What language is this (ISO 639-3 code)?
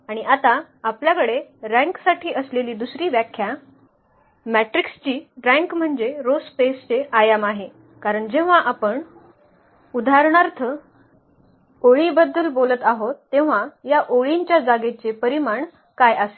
mar